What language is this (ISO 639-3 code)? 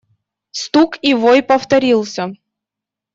rus